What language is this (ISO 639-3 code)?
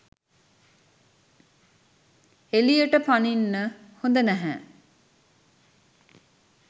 sin